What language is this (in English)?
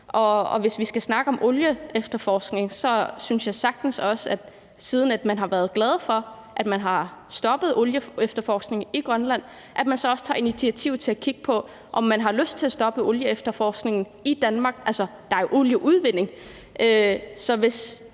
Danish